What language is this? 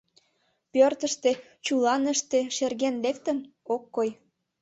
Mari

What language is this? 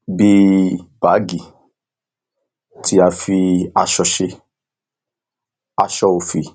Yoruba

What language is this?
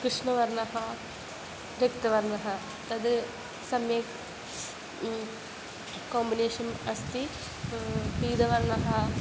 Sanskrit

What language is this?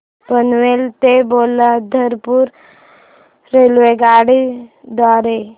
Marathi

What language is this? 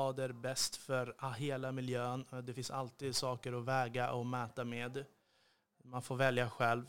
Swedish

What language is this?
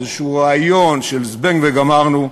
Hebrew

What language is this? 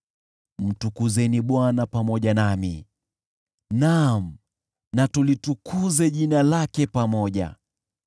Swahili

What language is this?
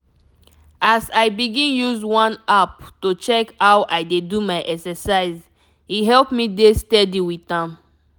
Nigerian Pidgin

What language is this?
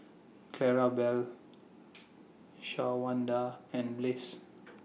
English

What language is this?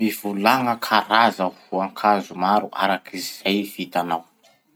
Masikoro Malagasy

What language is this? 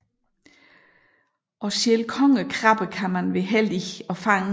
Danish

